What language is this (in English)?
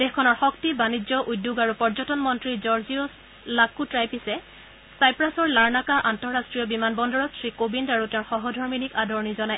Assamese